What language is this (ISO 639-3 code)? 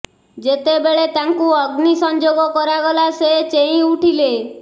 ori